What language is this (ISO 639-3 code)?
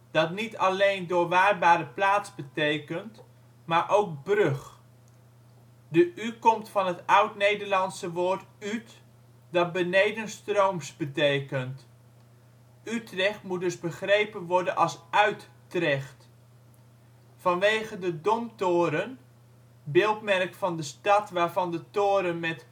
nld